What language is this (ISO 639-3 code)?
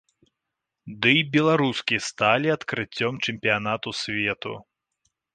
bel